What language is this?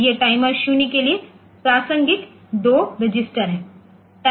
Hindi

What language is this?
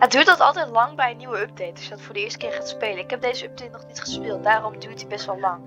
Dutch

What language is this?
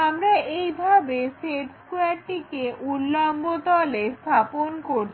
Bangla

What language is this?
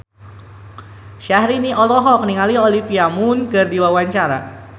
Sundanese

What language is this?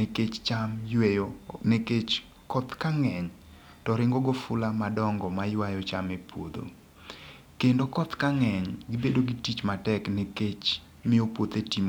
Luo (Kenya and Tanzania)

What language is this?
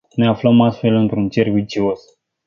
Romanian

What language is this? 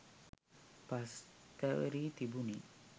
Sinhala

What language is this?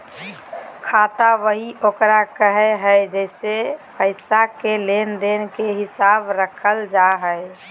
Magahi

